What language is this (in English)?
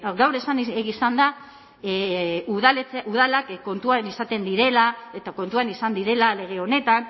Basque